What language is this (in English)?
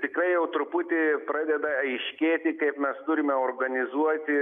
Lithuanian